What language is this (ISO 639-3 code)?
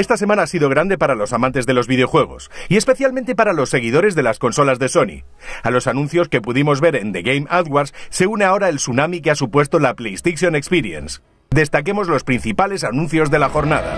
spa